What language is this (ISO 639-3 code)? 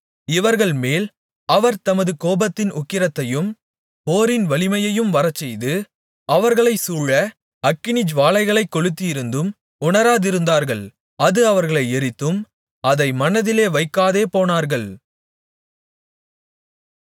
tam